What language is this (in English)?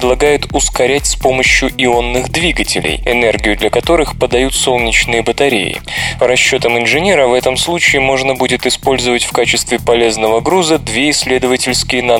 Russian